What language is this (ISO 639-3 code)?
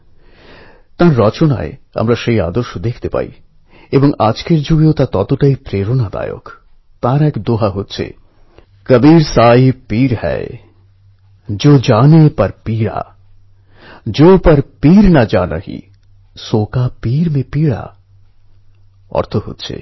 ben